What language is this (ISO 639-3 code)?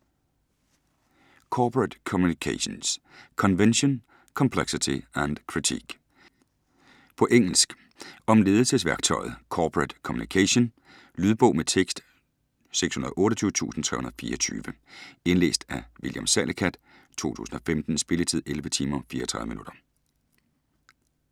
dan